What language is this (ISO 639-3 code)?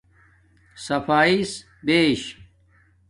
dmk